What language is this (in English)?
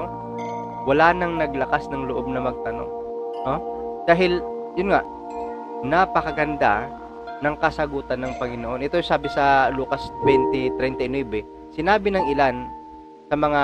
Filipino